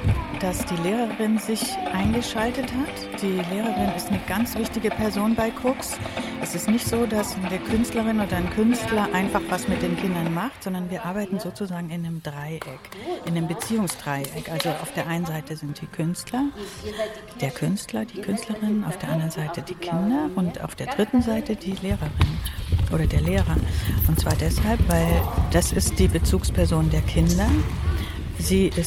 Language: German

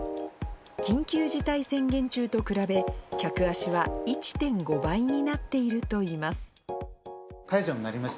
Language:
Japanese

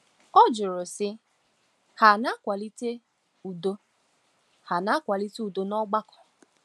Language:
Igbo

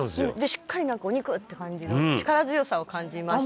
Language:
Japanese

